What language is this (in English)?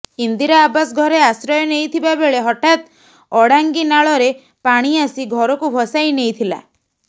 Odia